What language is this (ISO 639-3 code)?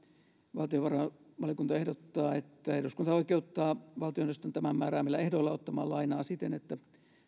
fin